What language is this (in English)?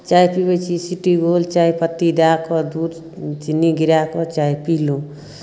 Maithili